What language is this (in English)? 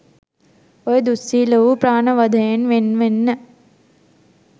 Sinhala